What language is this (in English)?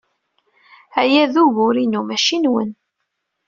Kabyle